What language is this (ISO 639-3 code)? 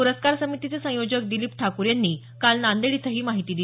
mar